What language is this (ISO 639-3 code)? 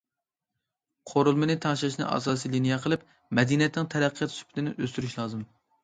uig